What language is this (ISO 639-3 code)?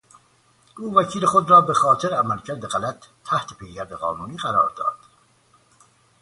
fas